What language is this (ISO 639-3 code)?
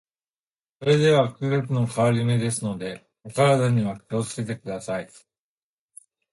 jpn